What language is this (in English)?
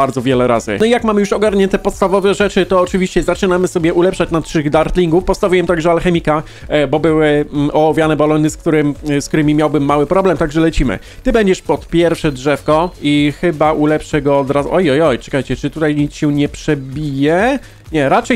Polish